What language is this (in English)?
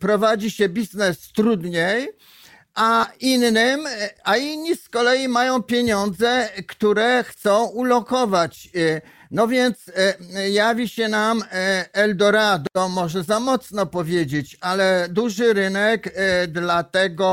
Polish